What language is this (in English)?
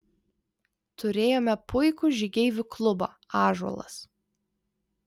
Lithuanian